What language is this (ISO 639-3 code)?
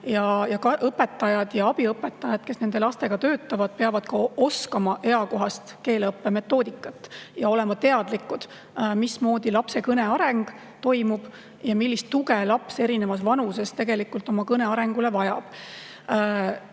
est